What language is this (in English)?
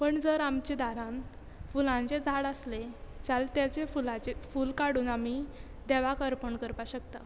Konkani